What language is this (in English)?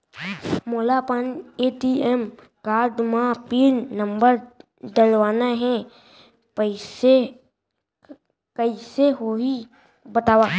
Chhattisgarhi